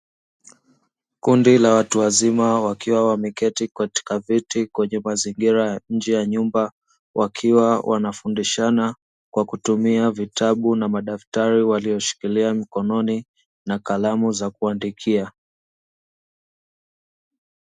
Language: Swahili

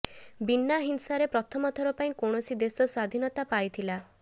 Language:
Odia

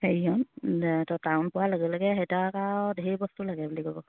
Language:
Assamese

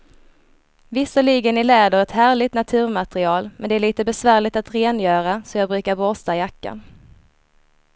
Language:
Swedish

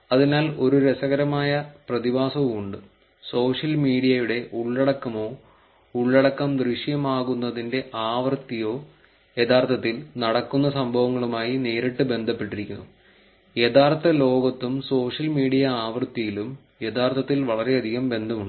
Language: Malayalam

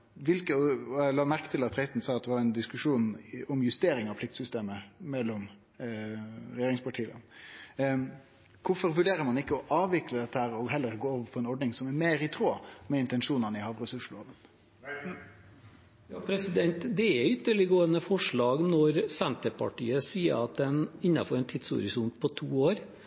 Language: Norwegian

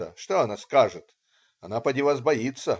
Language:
Russian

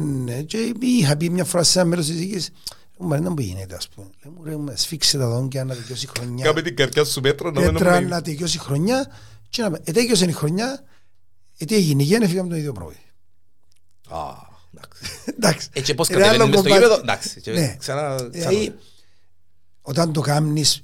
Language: Greek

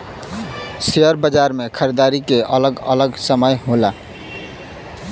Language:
Bhojpuri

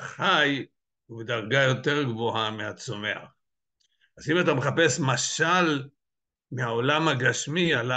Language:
Hebrew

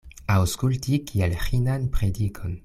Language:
Esperanto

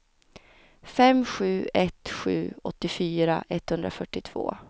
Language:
Swedish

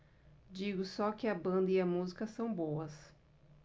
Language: Portuguese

